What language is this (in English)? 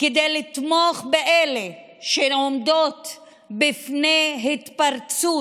Hebrew